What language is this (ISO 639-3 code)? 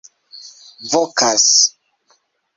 epo